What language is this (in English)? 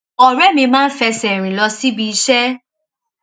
Yoruba